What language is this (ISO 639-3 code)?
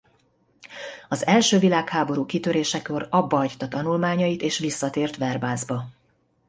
hun